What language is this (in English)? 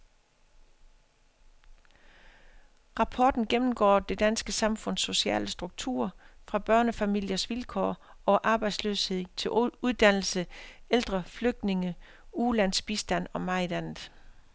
Danish